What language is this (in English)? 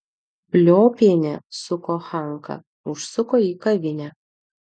Lithuanian